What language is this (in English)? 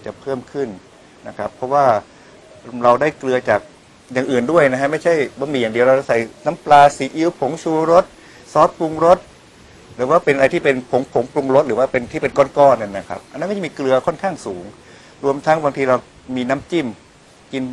Thai